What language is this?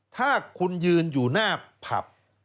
Thai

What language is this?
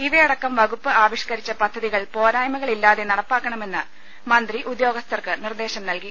Malayalam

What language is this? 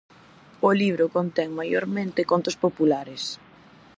Galician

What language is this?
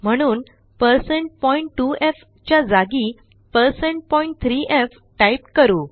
Marathi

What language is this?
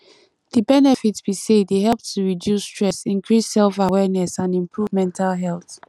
Nigerian Pidgin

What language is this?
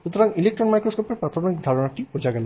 Bangla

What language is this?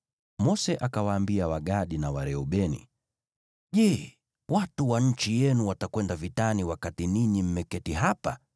Swahili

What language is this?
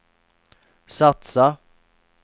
Swedish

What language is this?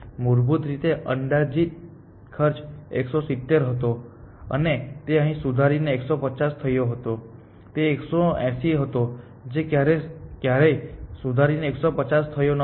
Gujarati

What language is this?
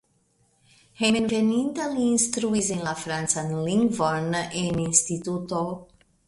Esperanto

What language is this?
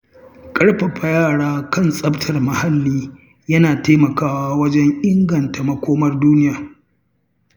Hausa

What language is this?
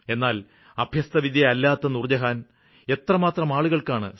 Malayalam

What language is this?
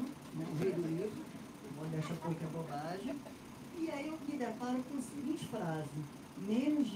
Portuguese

